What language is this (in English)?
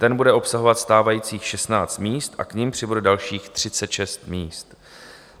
Czech